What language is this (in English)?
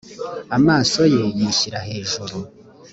Kinyarwanda